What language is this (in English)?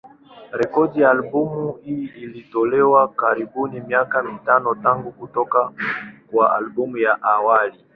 Swahili